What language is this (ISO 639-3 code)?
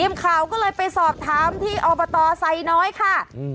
tha